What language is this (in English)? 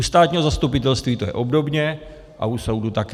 Czech